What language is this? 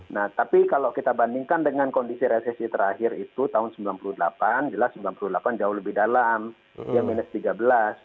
Indonesian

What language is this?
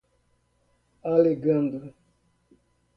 Portuguese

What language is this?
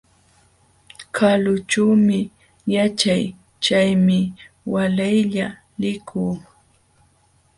Jauja Wanca Quechua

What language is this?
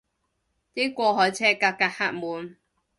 Cantonese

